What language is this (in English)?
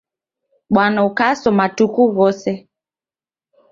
Taita